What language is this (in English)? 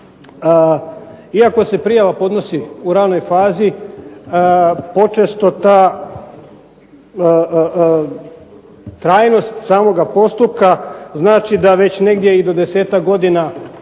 Croatian